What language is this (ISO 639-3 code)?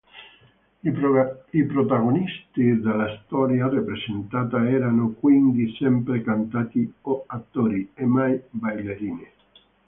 ita